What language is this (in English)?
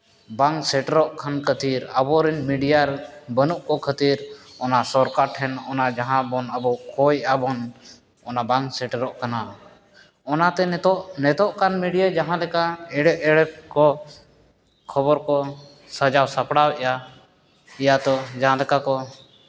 Santali